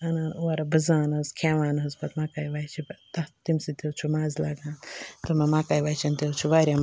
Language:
Kashmiri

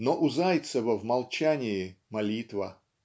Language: Russian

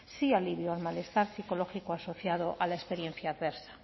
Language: Spanish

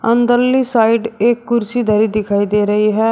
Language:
Hindi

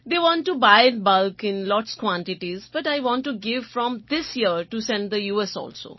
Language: Gujarati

